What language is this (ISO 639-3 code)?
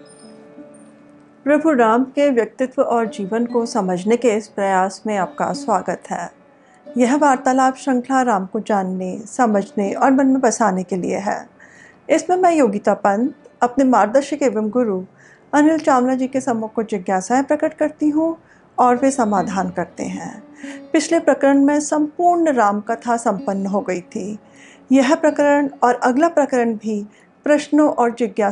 hin